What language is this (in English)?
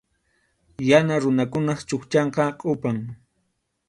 Arequipa-La Unión Quechua